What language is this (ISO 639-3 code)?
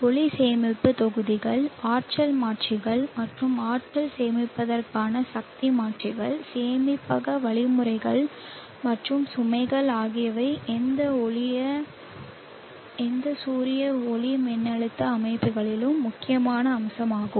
tam